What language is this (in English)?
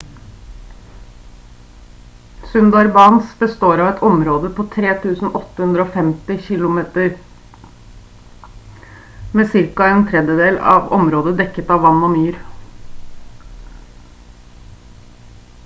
Norwegian Bokmål